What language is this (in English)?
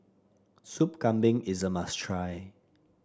English